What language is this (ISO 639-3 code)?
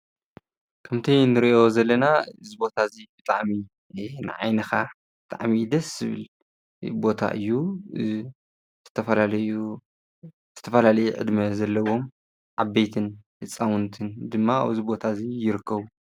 tir